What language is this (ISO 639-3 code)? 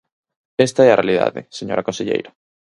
glg